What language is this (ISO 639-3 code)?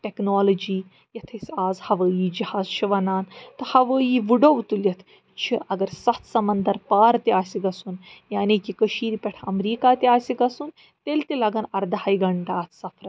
kas